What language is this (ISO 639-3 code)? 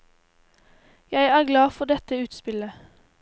nor